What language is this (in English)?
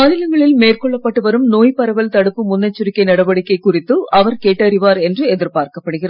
Tamil